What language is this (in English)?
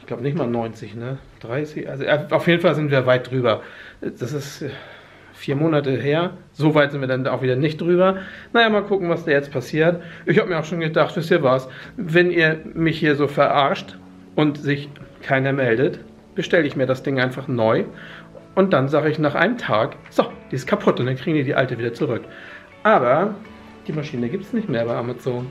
German